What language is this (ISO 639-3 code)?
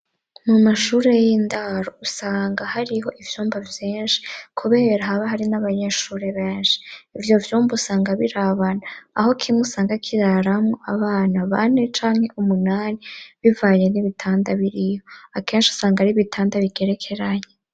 run